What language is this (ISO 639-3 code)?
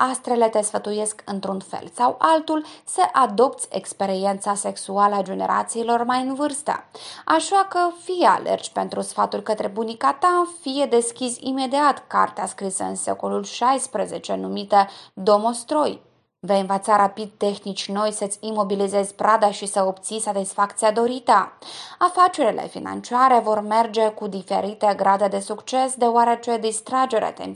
ron